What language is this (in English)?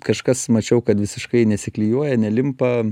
Lithuanian